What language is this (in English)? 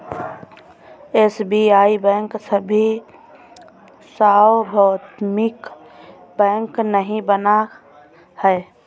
Hindi